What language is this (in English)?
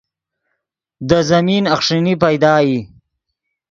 Yidgha